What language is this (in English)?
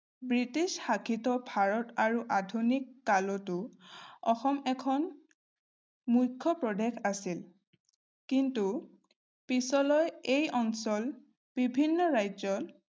Assamese